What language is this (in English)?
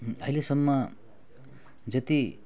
Nepali